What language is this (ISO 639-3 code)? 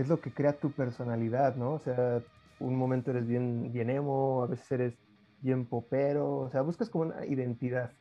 spa